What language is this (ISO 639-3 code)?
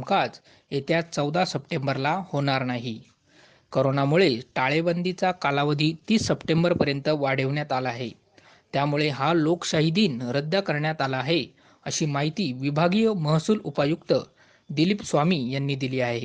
mar